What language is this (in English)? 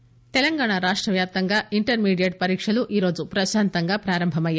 Telugu